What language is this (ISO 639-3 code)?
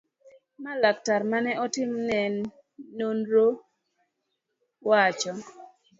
luo